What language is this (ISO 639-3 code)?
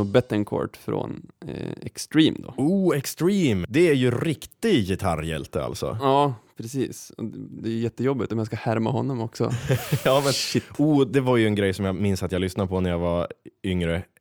swe